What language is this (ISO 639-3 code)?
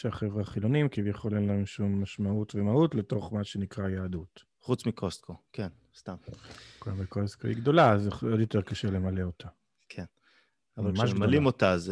heb